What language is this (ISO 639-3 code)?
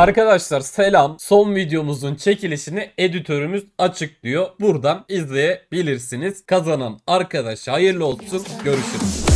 tur